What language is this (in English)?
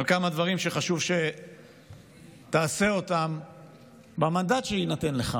Hebrew